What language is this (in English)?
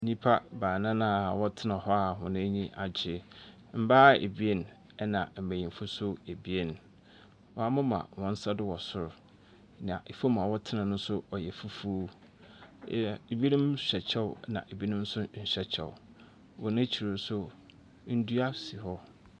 Akan